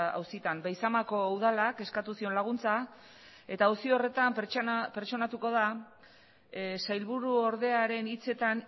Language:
Basque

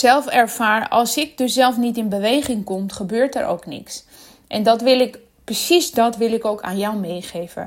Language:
Dutch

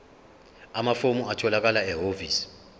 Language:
Zulu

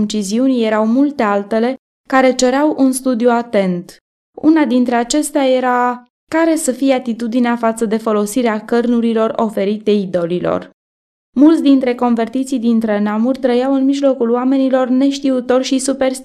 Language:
Romanian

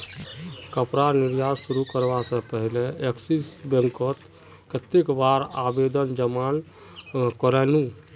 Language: Magahi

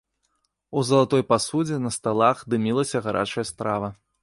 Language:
Belarusian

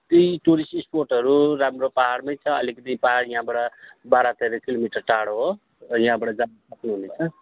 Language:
Nepali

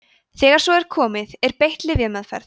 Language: Icelandic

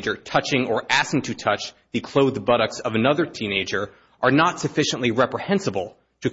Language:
English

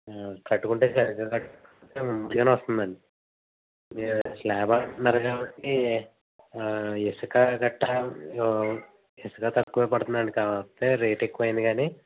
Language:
Telugu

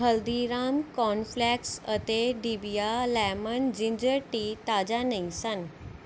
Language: Punjabi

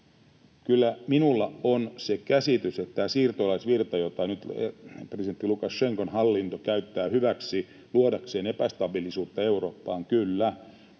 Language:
Finnish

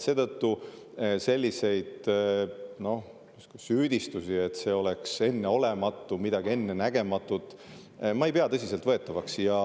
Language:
Estonian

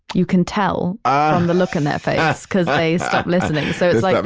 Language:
English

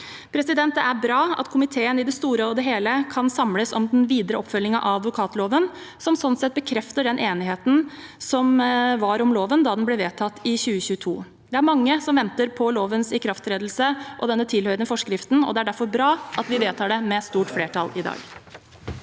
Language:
Norwegian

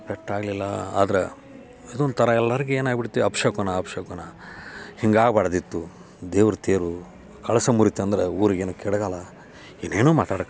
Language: Kannada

